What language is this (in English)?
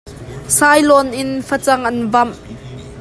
Hakha Chin